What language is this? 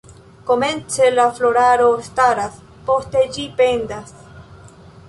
Esperanto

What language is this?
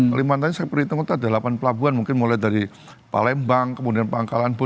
Indonesian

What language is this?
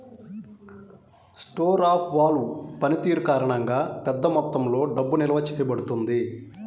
Telugu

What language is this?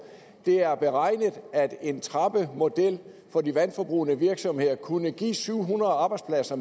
Danish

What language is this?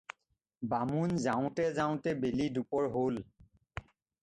Assamese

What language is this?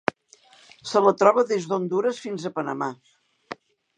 Catalan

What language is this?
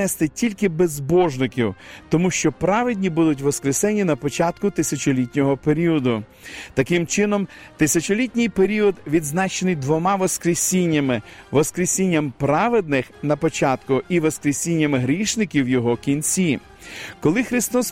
Ukrainian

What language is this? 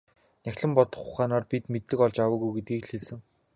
Mongolian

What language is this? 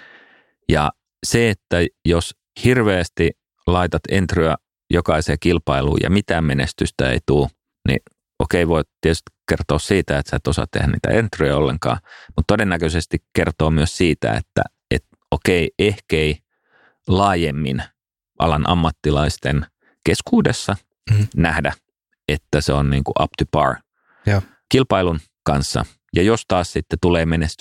Finnish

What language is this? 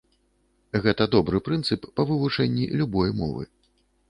Belarusian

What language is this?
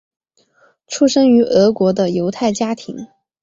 Chinese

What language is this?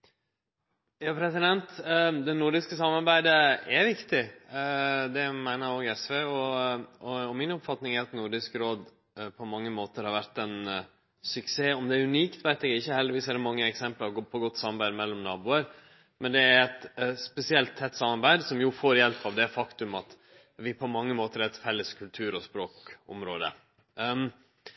Norwegian Nynorsk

